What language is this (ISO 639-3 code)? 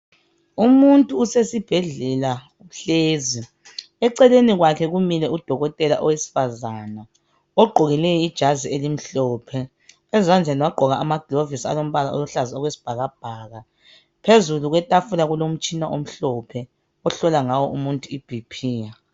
nde